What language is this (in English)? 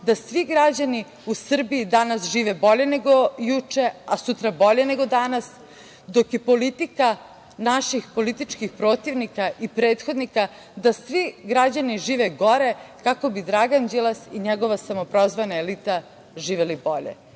Serbian